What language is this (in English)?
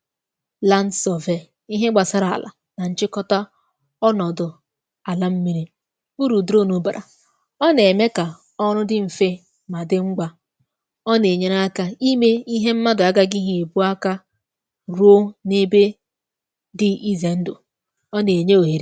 Igbo